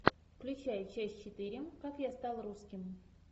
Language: Russian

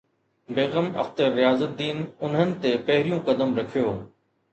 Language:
Sindhi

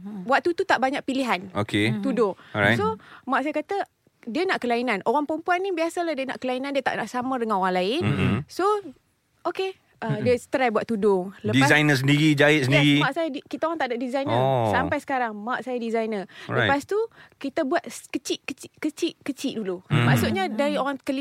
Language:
Malay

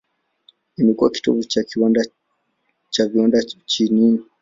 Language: Swahili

